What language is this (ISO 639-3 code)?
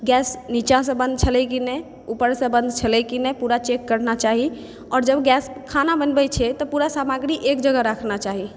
mai